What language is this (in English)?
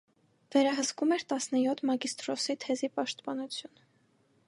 Armenian